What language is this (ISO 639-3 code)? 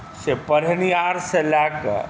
mai